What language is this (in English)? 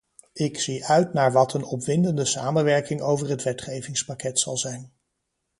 Dutch